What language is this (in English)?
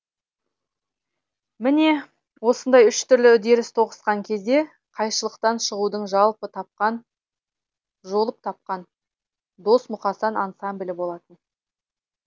Kazakh